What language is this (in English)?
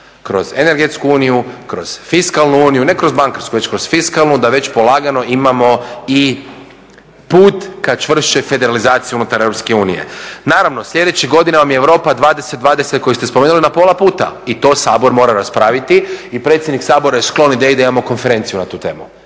Croatian